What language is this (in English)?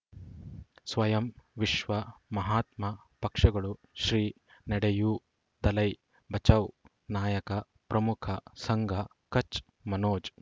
Kannada